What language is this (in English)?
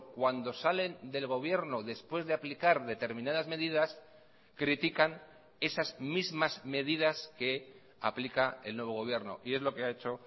Spanish